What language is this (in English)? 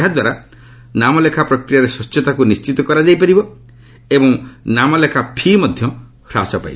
Odia